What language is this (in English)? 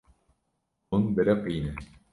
Kurdish